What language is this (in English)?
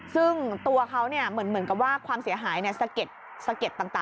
Thai